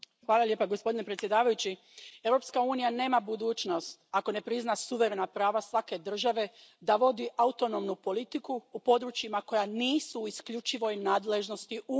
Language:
Croatian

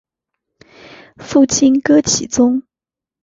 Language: Chinese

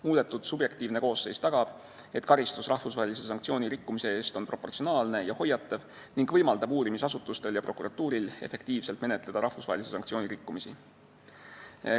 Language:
Estonian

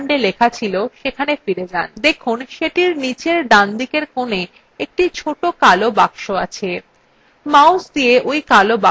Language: Bangla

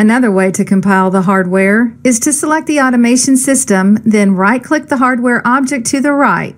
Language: English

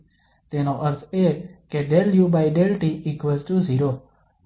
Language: Gujarati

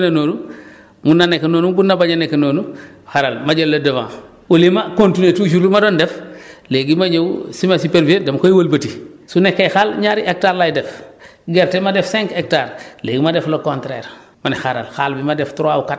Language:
Wolof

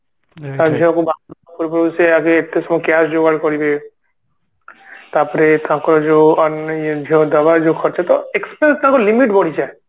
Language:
Odia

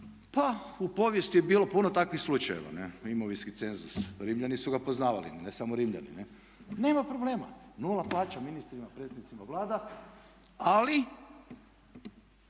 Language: Croatian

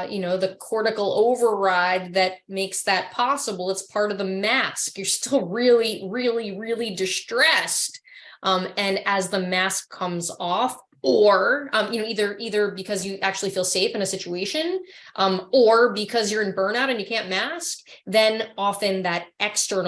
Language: English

